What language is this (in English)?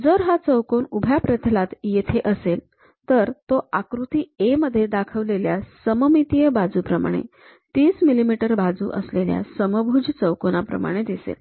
Marathi